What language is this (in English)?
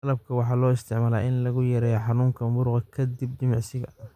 Somali